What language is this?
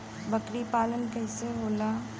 Bhojpuri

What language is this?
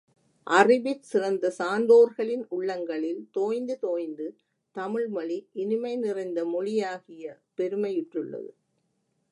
Tamil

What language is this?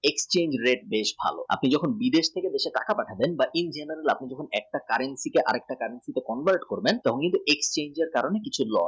Bangla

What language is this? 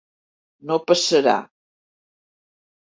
Catalan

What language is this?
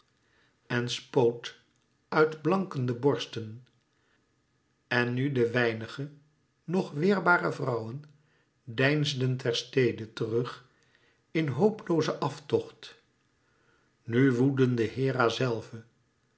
Dutch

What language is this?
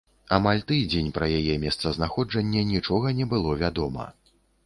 Belarusian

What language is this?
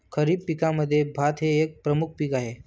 Marathi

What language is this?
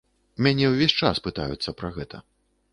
Belarusian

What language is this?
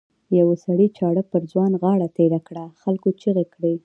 Pashto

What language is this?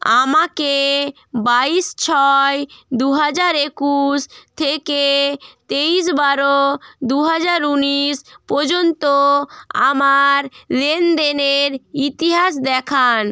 Bangla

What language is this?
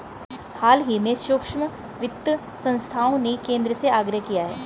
Hindi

